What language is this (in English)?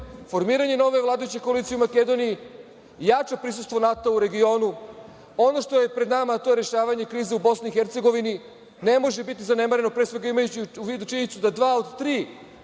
Serbian